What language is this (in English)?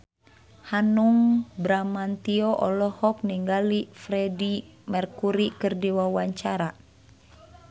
Sundanese